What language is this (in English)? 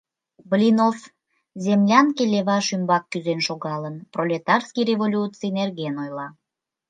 Mari